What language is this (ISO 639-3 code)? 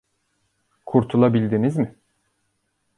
tur